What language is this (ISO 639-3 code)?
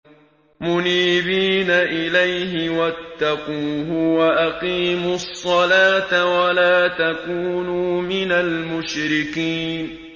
ara